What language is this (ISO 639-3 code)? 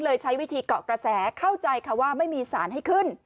tha